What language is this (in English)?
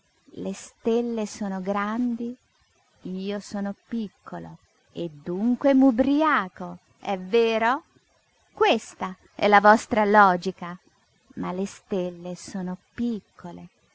Italian